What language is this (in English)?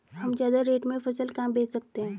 Hindi